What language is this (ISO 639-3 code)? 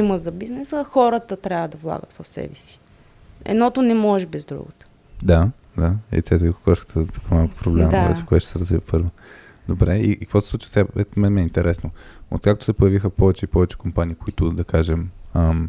bul